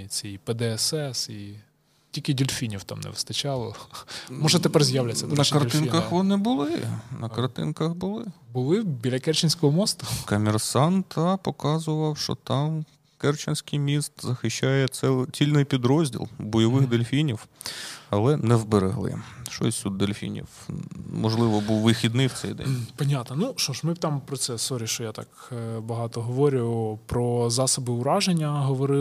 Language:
Ukrainian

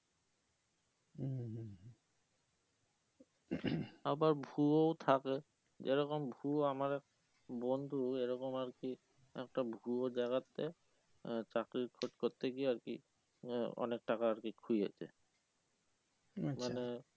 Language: Bangla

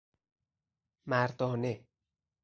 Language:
Persian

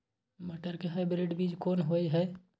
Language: Maithili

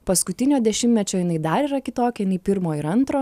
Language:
Lithuanian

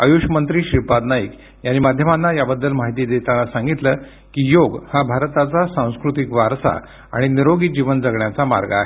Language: Marathi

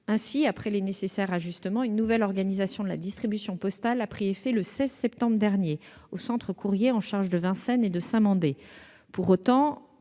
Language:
French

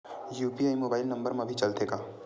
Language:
Chhattisgarhi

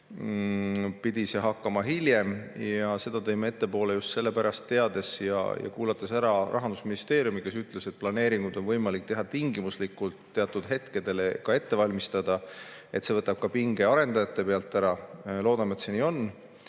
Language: Estonian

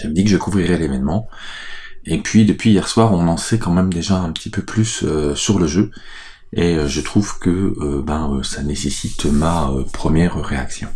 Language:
French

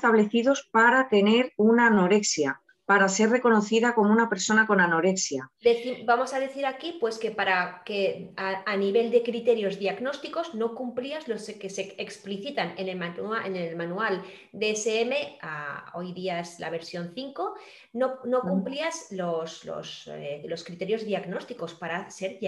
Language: Spanish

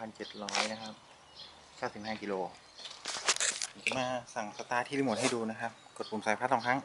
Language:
Thai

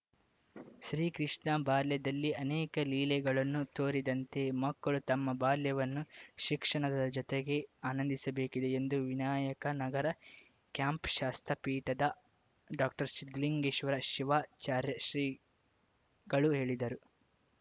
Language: Kannada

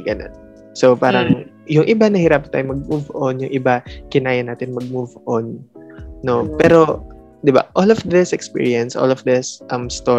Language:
Filipino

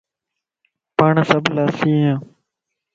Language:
Lasi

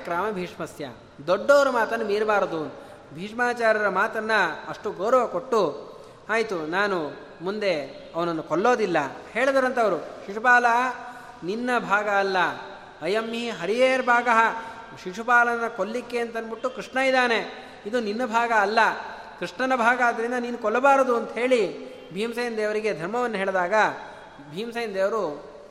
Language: Kannada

